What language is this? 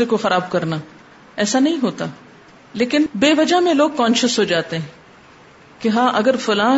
Urdu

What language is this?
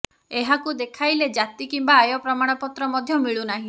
Odia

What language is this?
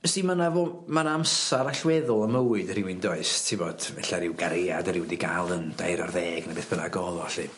Welsh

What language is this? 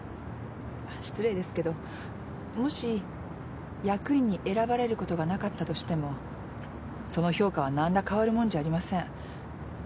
Japanese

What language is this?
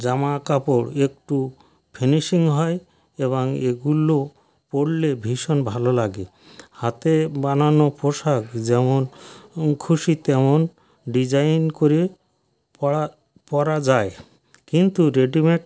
Bangla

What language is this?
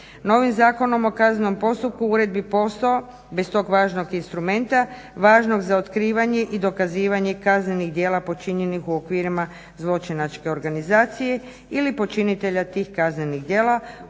Croatian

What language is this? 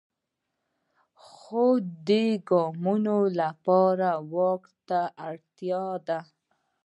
Pashto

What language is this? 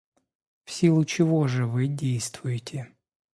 Russian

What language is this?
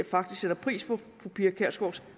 Danish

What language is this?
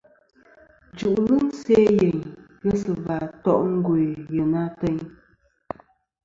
Kom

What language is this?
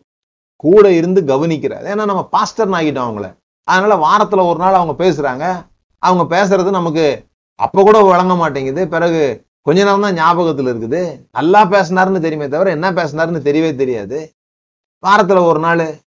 Tamil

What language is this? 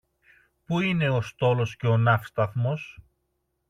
Greek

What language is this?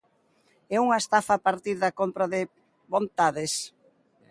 Galician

